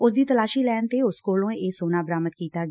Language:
Punjabi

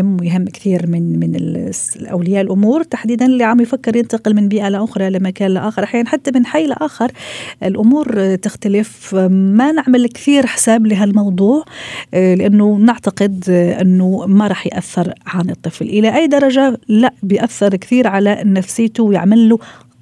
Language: Arabic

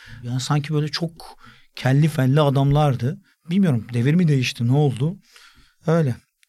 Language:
Turkish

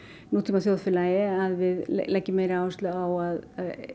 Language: Icelandic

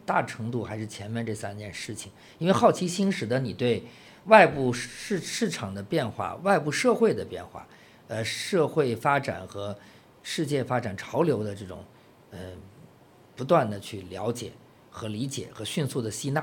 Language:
Chinese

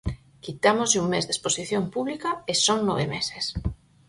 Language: Galician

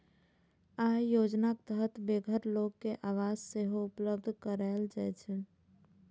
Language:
Maithili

